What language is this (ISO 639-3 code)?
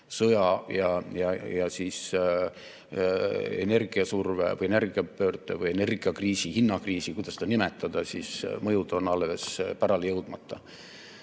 est